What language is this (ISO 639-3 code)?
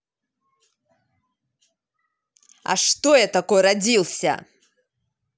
rus